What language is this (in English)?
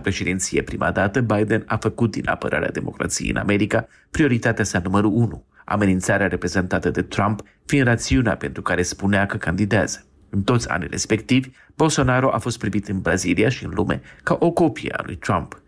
Romanian